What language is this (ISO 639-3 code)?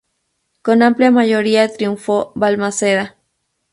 spa